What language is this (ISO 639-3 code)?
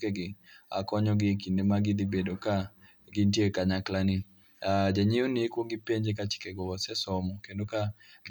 luo